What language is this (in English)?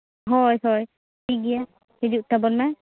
Santali